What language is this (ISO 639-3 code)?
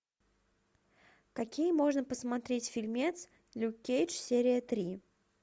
rus